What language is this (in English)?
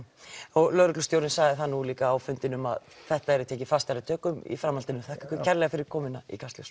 Icelandic